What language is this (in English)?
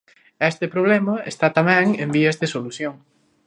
Galician